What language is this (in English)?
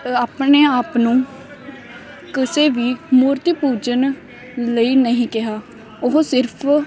Punjabi